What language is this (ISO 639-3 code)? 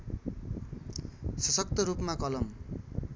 nep